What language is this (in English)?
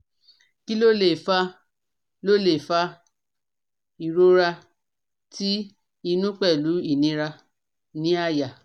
Yoruba